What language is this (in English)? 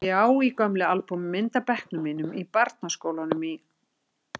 Icelandic